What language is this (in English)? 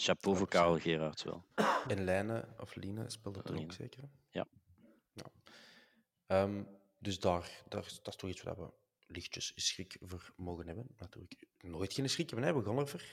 Dutch